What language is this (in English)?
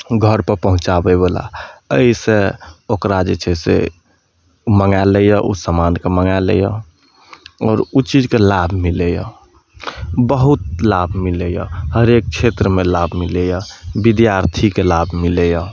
Maithili